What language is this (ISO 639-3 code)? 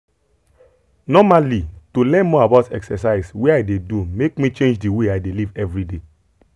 pcm